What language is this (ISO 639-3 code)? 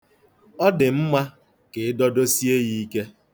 ibo